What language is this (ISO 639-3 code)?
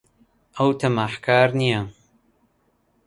ckb